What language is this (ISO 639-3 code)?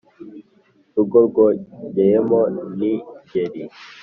kin